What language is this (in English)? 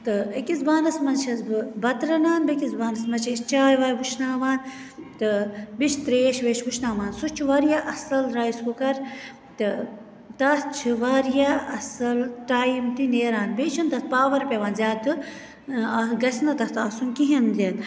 Kashmiri